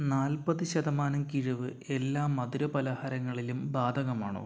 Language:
Malayalam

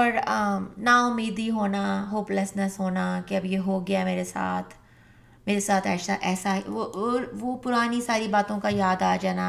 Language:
Urdu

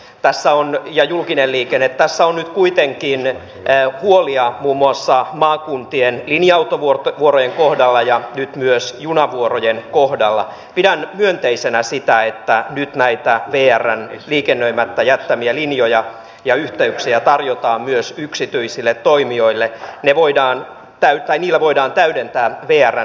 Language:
Finnish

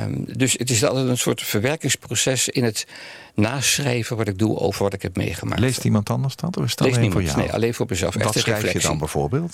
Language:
Dutch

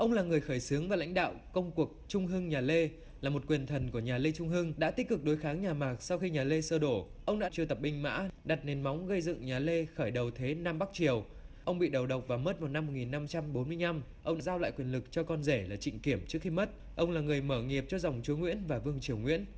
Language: Vietnamese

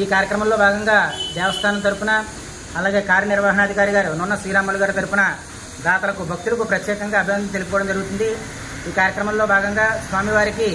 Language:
Telugu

